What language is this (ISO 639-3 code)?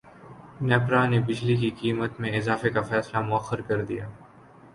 urd